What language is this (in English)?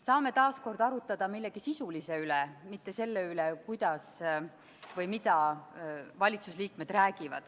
Estonian